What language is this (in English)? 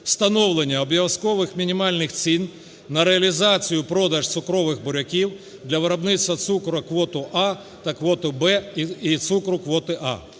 Ukrainian